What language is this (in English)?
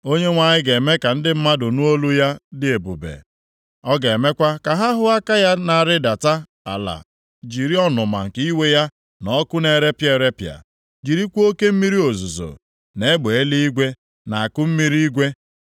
Igbo